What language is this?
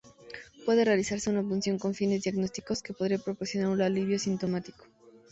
Spanish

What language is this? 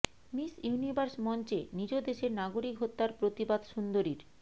Bangla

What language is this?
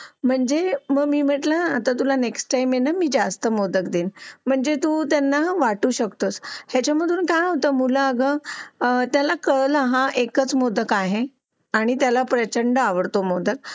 Marathi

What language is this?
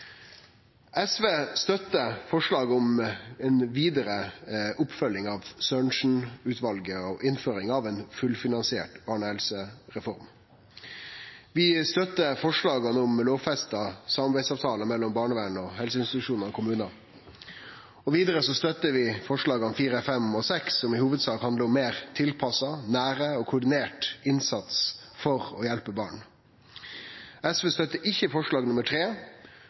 Norwegian Nynorsk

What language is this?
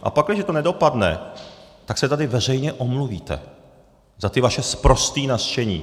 Czech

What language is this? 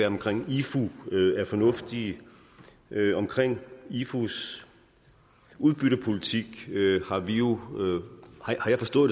Danish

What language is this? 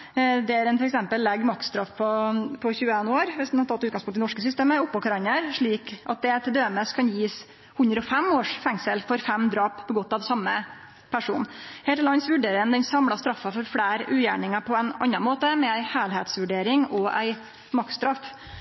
Norwegian Nynorsk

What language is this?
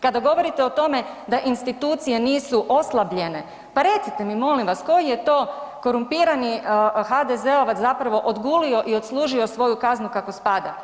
Croatian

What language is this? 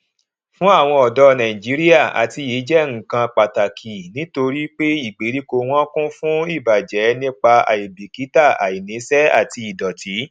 Yoruba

